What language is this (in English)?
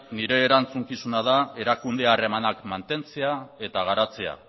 Basque